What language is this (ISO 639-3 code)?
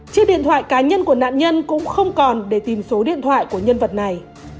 vie